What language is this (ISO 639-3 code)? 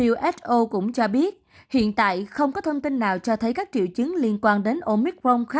vie